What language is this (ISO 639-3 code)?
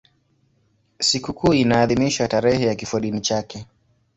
swa